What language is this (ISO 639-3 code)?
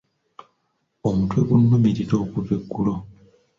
lug